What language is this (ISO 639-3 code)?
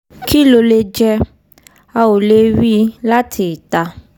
yor